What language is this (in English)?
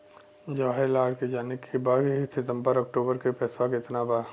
Bhojpuri